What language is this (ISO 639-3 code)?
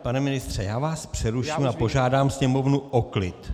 ces